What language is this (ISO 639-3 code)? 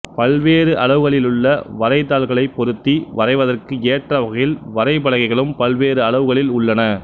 tam